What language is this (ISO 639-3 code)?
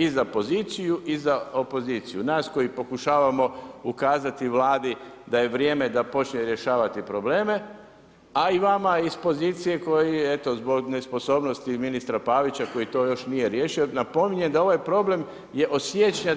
hrv